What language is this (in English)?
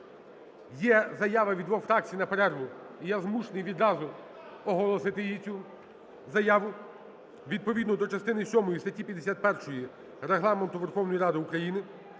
Ukrainian